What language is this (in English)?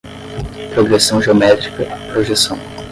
Portuguese